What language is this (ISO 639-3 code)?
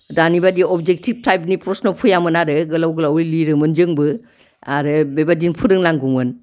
brx